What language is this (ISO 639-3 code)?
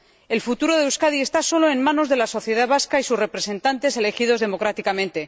spa